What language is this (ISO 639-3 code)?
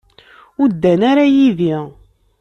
kab